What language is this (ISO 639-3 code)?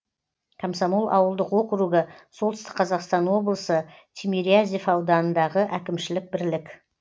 kaz